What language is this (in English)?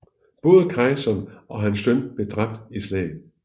Danish